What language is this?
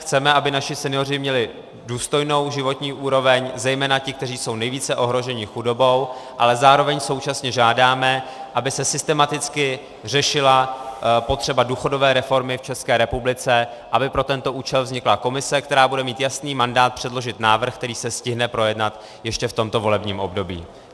Czech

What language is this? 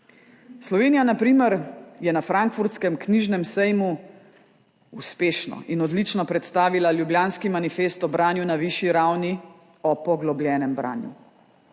Slovenian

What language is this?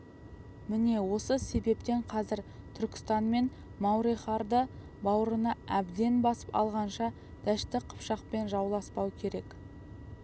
Kazakh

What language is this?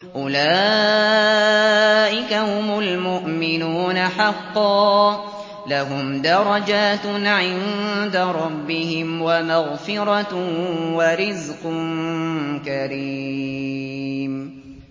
Arabic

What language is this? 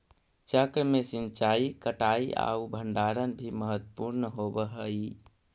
Magahi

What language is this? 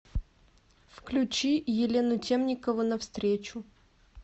Russian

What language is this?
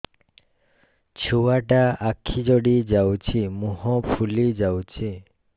Odia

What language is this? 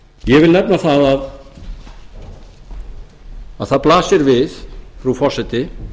Icelandic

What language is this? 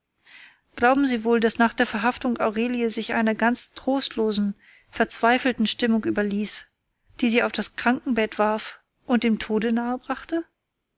German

